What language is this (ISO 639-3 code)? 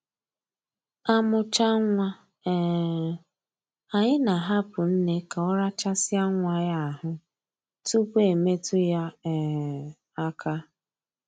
ibo